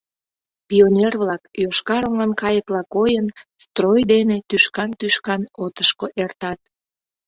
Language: Mari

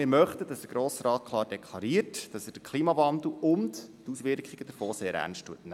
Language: Swiss German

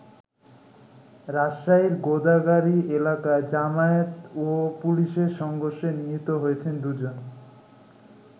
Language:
Bangla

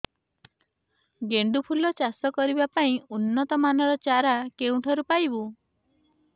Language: Odia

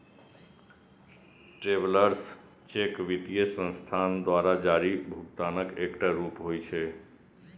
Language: Maithili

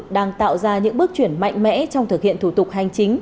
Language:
Vietnamese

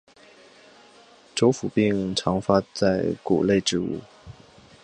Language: Chinese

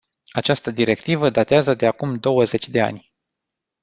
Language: Romanian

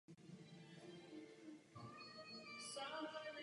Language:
Czech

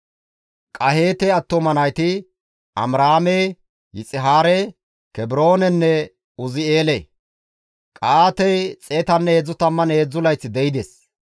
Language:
Gamo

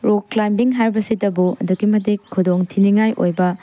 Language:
Manipuri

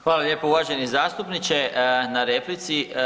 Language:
Croatian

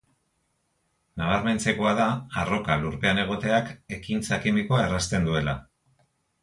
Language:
Basque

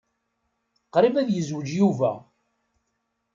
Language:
Kabyle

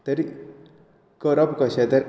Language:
Konkani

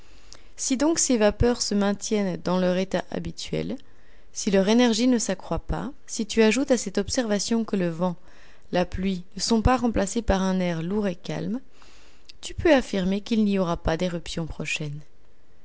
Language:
French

